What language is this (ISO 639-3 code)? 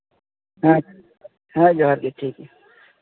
sat